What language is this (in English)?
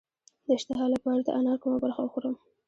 Pashto